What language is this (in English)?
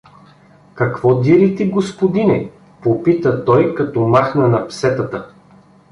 Bulgarian